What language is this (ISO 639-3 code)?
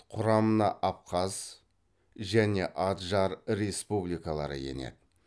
kaz